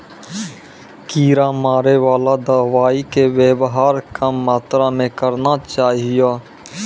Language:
Maithili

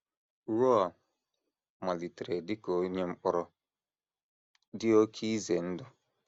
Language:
Igbo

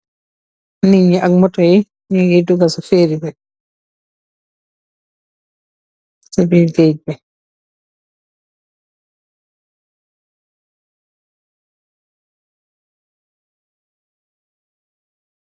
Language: Wolof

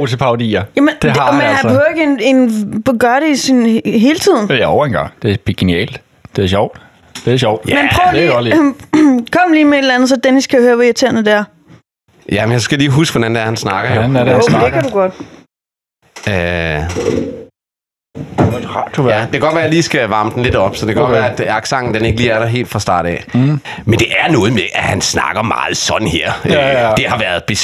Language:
Danish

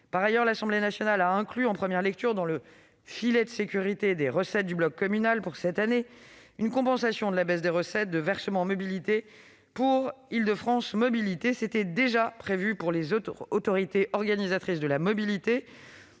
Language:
French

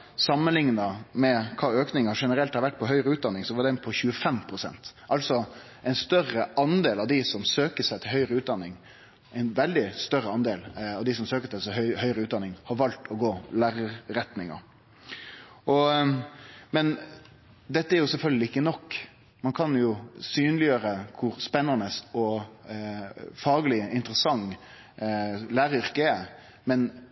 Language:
Norwegian Nynorsk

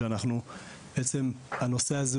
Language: Hebrew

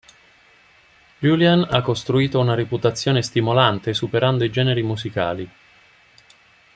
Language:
Italian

